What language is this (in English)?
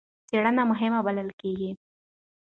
Pashto